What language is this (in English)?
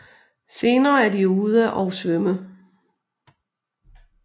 Danish